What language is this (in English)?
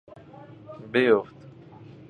Persian